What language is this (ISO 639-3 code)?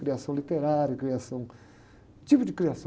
por